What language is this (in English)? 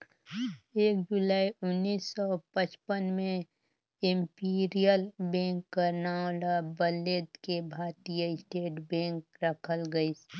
Chhattisgarhi